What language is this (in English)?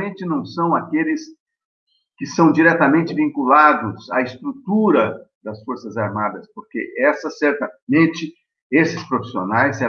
Portuguese